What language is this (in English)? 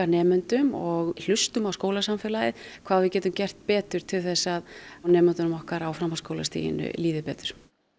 Icelandic